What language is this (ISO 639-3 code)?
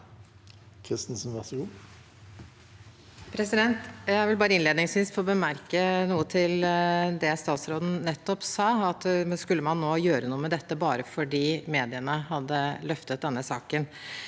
nor